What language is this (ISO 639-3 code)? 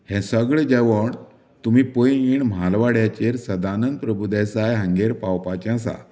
kok